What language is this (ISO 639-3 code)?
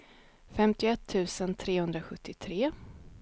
swe